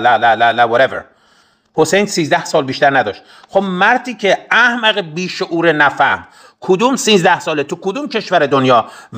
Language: Persian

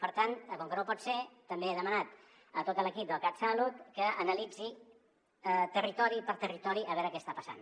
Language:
Catalan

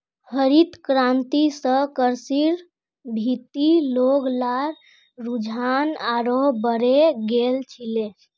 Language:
Magahi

